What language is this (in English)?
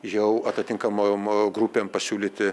Lithuanian